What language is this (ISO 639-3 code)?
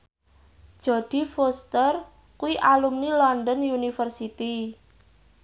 jav